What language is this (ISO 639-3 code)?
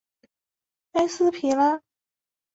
zho